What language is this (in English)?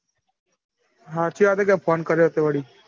Gujarati